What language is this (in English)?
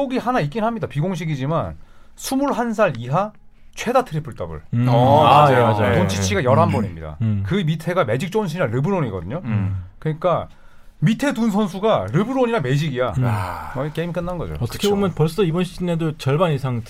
Korean